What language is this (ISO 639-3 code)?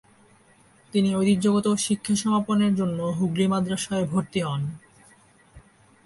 ben